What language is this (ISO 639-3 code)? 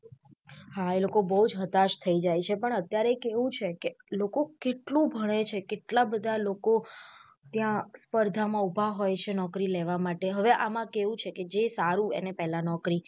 guj